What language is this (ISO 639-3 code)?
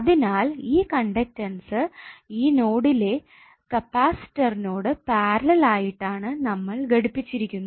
mal